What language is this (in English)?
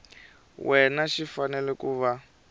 Tsonga